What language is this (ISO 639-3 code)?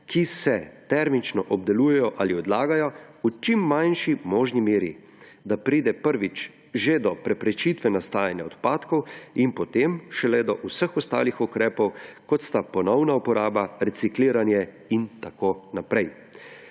slv